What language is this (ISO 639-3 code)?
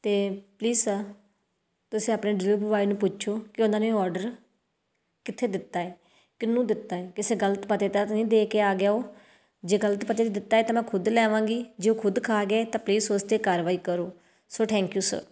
pan